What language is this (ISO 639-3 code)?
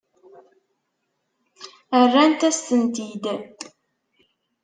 kab